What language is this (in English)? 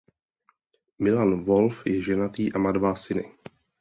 Czech